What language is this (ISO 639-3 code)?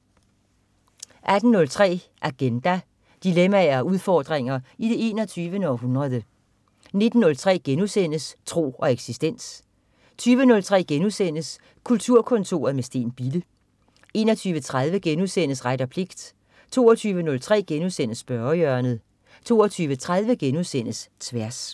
dan